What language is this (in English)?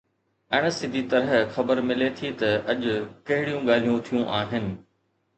Sindhi